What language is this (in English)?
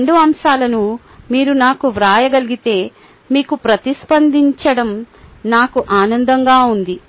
Telugu